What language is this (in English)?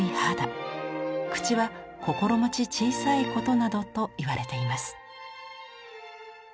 Japanese